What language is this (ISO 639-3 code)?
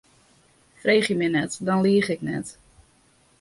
fry